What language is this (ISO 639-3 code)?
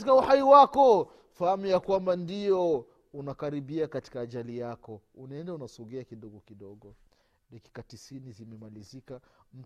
swa